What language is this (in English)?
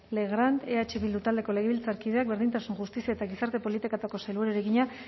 Basque